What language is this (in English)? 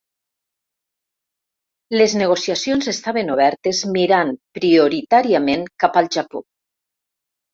Catalan